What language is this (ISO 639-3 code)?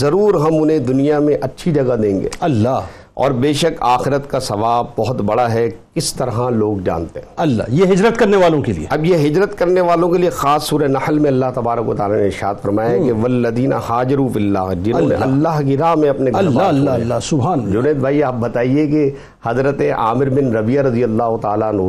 urd